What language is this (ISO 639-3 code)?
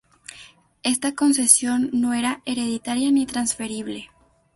spa